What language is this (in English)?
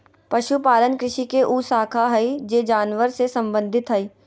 Magahi